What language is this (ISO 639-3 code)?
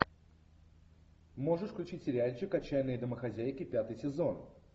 rus